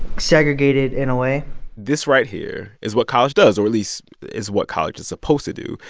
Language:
English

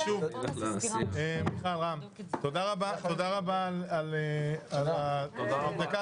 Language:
Hebrew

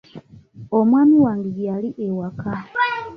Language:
Ganda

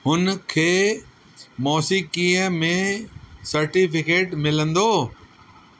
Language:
Sindhi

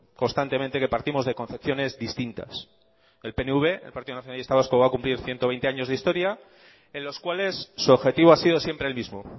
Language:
Spanish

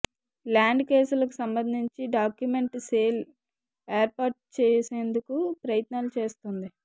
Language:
Telugu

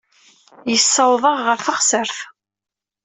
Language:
Kabyle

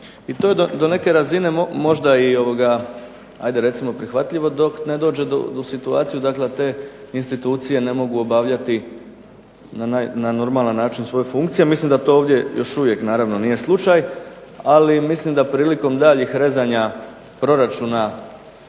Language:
Croatian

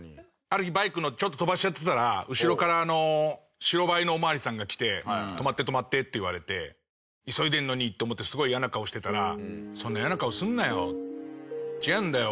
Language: Japanese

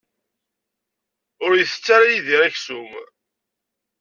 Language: Kabyle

